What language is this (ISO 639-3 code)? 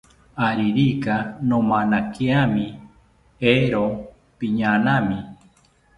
cpy